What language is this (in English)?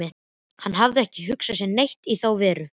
Icelandic